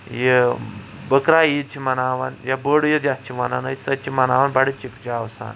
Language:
Kashmiri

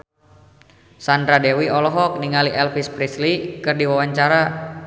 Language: Sundanese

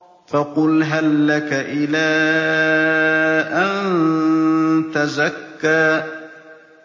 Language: Arabic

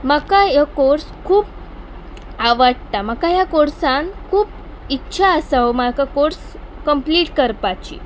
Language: Konkani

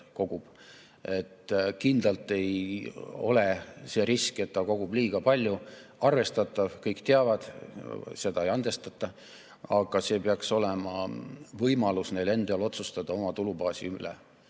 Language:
Estonian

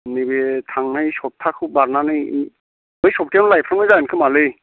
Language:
Bodo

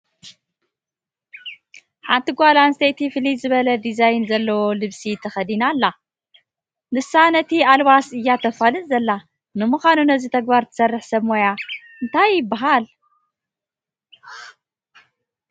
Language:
Tigrinya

